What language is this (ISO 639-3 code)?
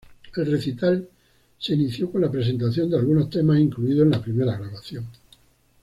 spa